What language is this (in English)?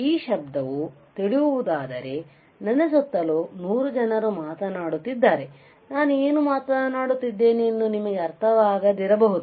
Kannada